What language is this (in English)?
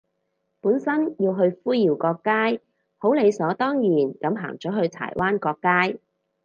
Cantonese